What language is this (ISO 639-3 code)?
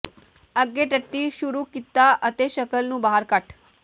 pan